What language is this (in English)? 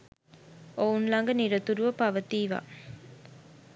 Sinhala